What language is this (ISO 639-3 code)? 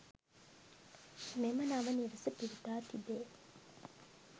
sin